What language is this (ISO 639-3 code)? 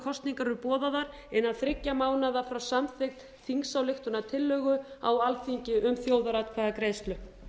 isl